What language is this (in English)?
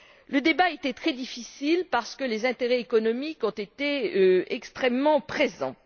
French